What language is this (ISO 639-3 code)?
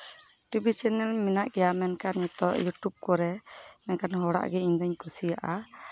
sat